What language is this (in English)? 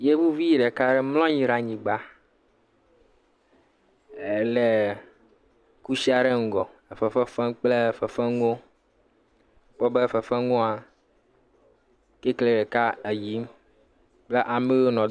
Ewe